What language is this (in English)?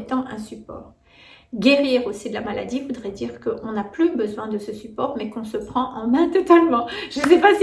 French